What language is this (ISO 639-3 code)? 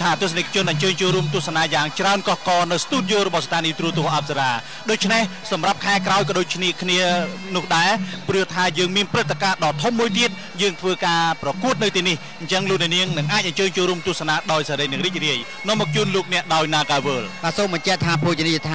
tha